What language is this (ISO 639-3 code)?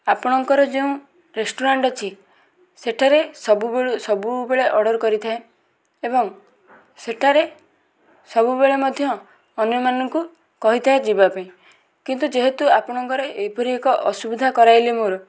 ori